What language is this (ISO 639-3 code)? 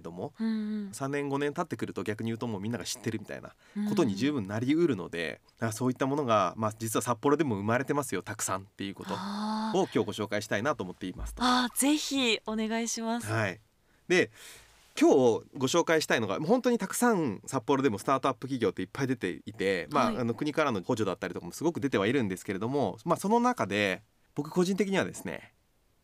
jpn